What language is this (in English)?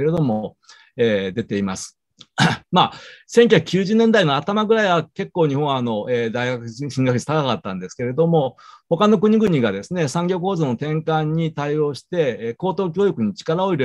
Japanese